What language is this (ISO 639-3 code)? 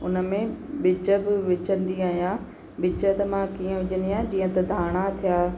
snd